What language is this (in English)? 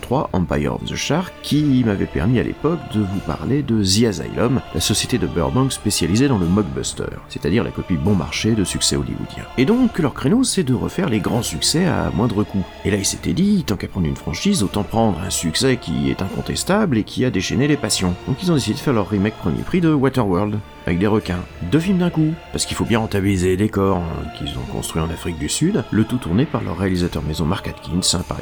French